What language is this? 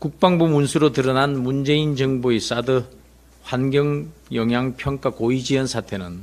Korean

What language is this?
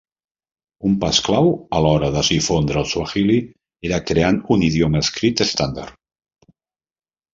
Catalan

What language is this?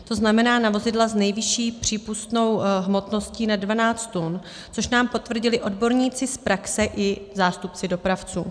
Czech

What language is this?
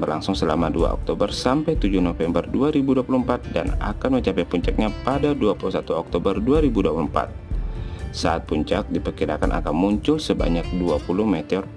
Indonesian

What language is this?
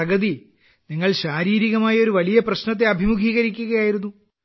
Malayalam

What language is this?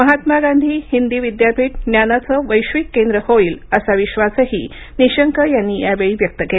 Marathi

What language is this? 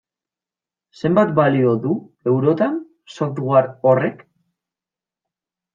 Basque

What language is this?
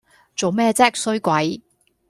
Cantonese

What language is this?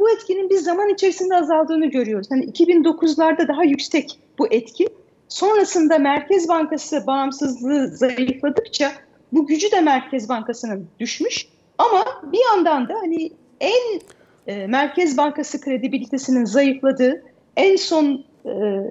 Turkish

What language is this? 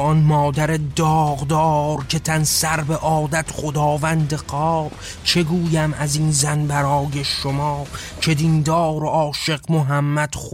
Persian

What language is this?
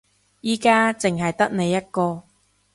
Cantonese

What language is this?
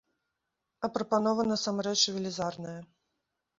Belarusian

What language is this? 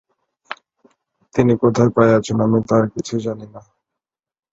Bangla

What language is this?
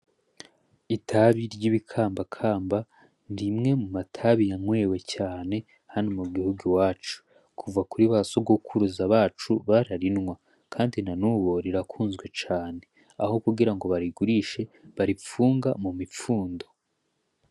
Rundi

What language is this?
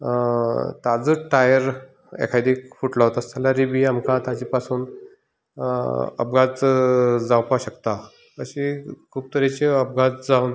Konkani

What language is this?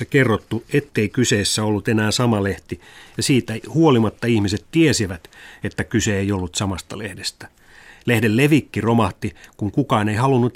Finnish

